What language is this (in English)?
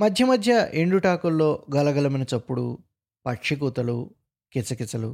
Telugu